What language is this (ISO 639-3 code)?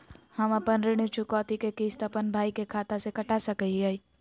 mag